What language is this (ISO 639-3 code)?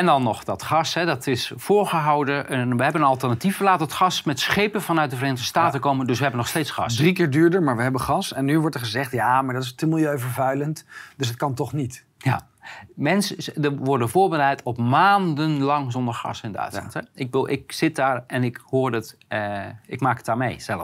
nld